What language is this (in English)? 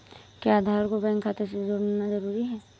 Hindi